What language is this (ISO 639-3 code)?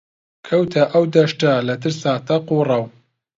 ckb